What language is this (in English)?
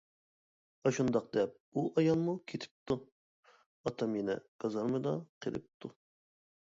Uyghur